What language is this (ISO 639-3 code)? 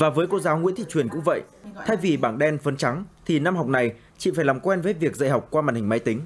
vie